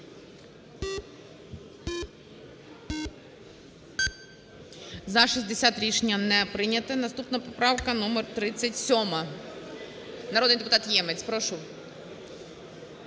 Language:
Ukrainian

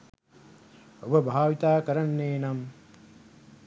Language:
Sinhala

